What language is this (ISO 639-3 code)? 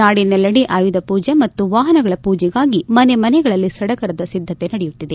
kan